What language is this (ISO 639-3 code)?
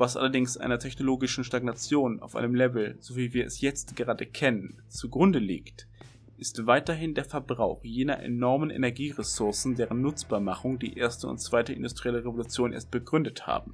deu